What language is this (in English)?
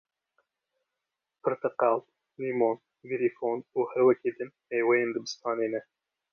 Kurdish